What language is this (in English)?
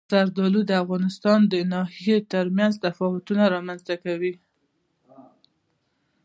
Pashto